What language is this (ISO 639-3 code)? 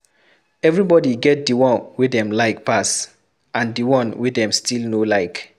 pcm